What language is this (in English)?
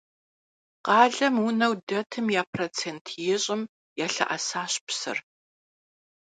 Kabardian